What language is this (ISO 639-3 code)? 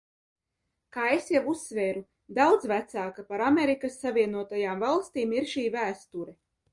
lav